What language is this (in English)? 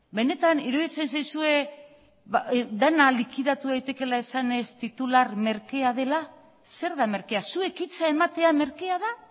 Basque